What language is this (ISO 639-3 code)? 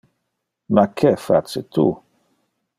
ina